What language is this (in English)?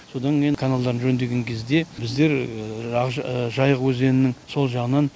Kazakh